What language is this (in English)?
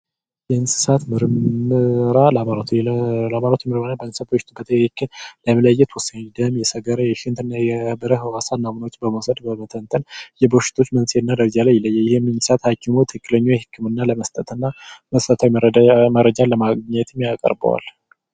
Amharic